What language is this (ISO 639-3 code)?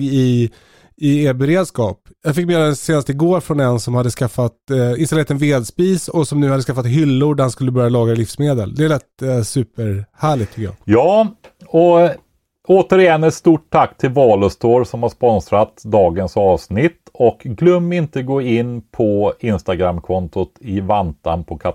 swe